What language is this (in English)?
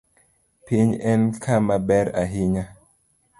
Luo (Kenya and Tanzania)